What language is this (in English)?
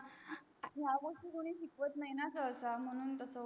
Marathi